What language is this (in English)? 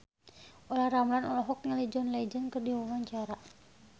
Sundanese